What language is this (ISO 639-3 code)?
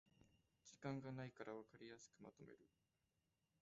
jpn